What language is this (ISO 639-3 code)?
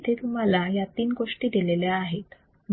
mar